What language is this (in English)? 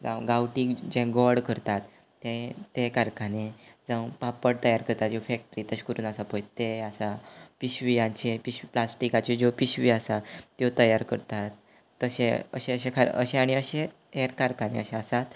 Konkani